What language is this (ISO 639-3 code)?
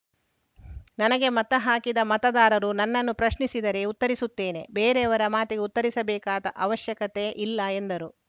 kan